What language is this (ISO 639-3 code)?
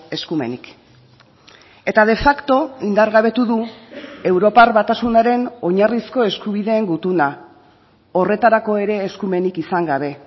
eus